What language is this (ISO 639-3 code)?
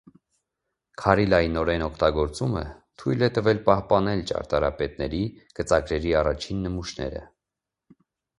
hye